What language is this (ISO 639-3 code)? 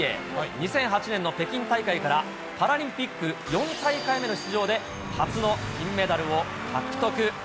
jpn